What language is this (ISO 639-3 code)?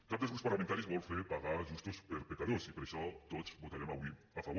cat